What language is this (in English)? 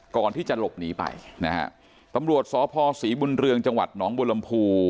Thai